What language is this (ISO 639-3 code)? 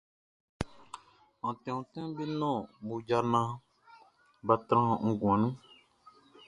bci